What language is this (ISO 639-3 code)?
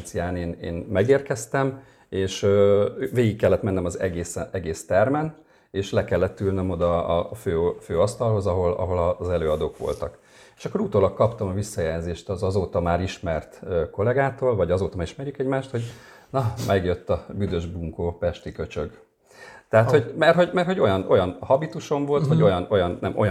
hun